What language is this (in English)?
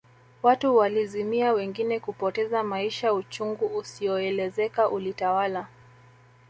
Swahili